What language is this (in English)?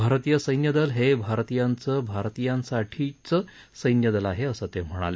Marathi